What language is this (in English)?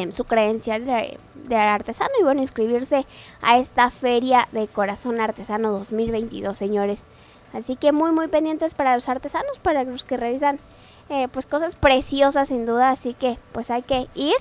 Spanish